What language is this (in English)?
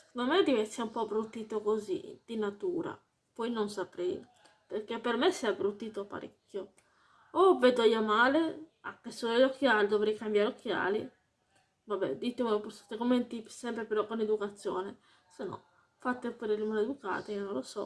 Italian